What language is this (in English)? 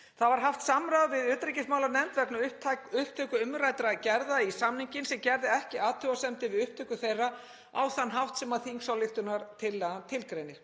Icelandic